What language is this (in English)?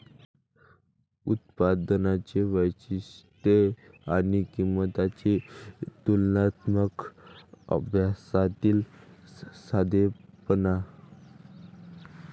Marathi